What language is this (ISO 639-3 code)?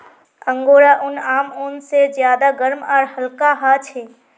mag